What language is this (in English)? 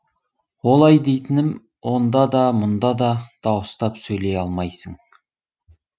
Kazakh